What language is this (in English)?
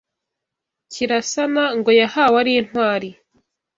Kinyarwanda